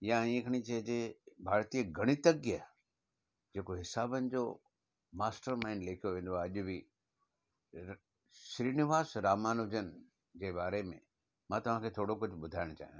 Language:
Sindhi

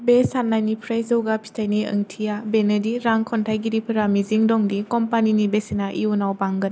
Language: Bodo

